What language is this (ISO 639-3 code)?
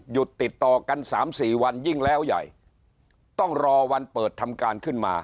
tha